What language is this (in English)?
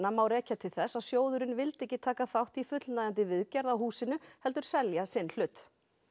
Icelandic